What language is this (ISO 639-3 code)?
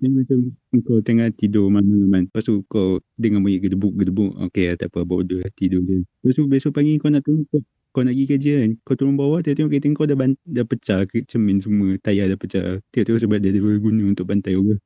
msa